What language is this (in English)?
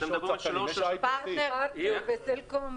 Hebrew